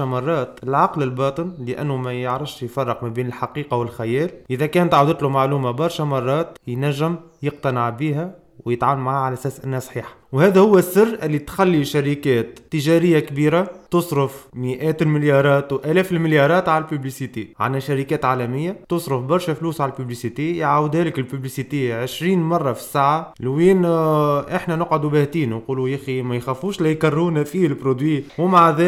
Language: Arabic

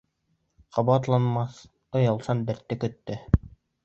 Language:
Bashkir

